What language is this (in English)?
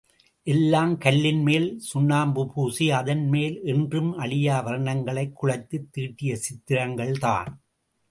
Tamil